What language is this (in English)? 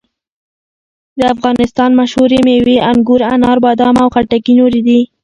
Pashto